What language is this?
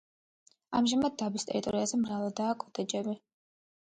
Georgian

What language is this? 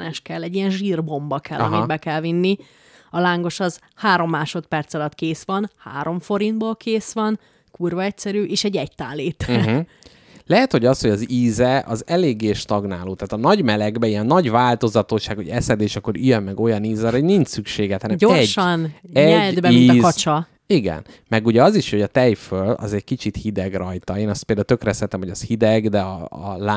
Hungarian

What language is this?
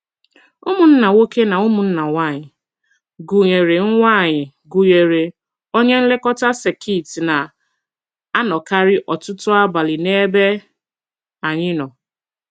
Igbo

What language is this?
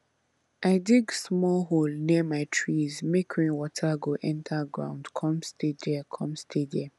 Nigerian Pidgin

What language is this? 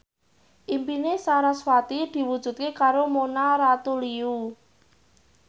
Javanese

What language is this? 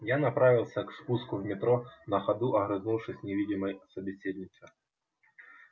Russian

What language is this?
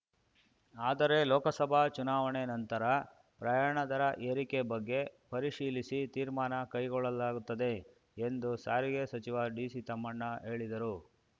Kannada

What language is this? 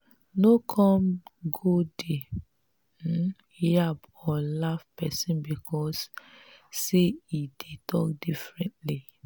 Nigerian Pidgin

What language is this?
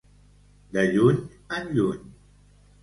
Catalan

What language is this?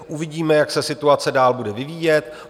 Czech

